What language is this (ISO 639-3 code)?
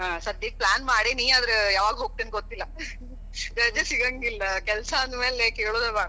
kan